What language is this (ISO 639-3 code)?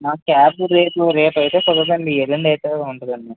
tel